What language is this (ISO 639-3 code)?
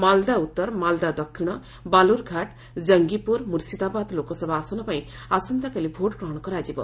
ori